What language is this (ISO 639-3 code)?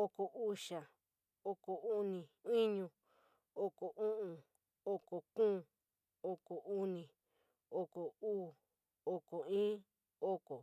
mig